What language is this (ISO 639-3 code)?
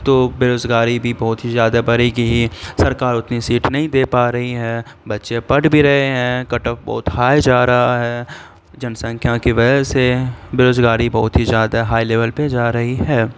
urd